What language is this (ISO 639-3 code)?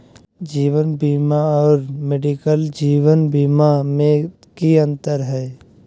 mag